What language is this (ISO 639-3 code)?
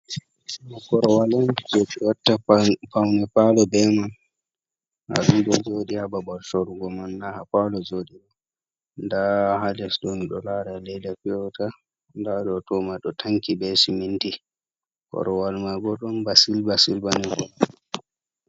ful